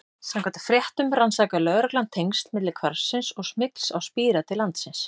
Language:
Icelandic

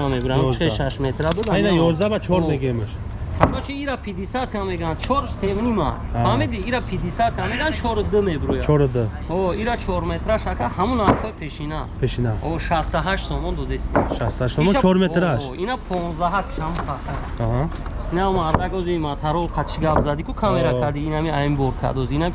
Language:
Turkish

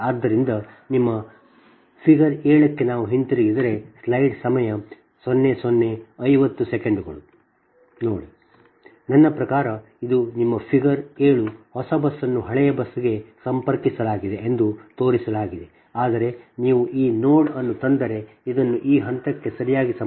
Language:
Kannada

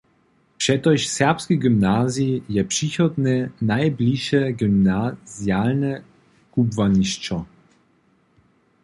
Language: Upper Sorbian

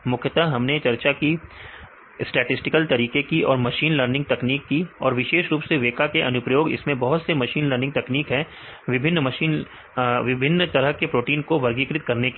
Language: Hindi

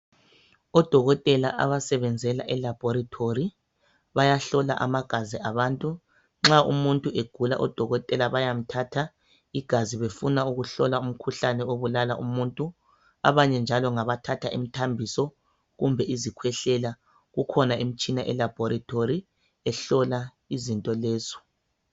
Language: North Ndebele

